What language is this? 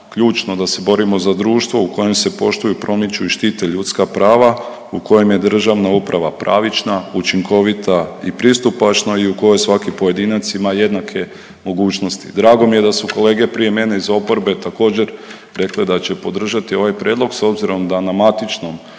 Croatian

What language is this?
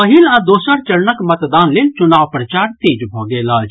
Maithili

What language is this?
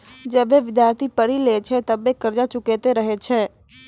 Maithili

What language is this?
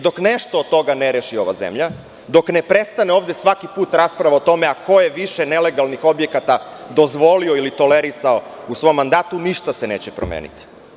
Serbian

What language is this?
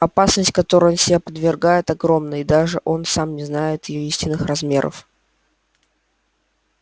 Russian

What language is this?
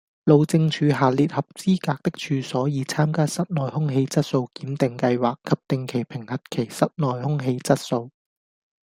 Cantonese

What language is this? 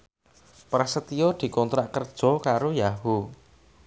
Javanese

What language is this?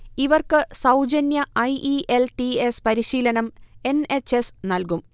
Malayalam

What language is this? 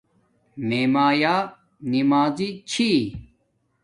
Domaaki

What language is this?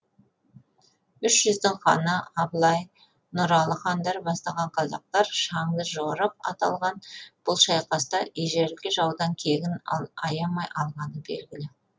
Kazakh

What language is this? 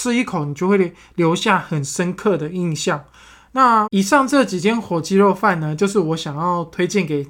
Chinese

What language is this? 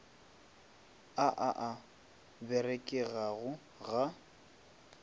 Northern Sotho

